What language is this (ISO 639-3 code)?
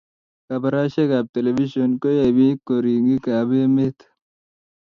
kln